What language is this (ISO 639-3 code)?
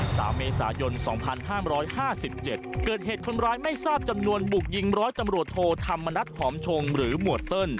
tha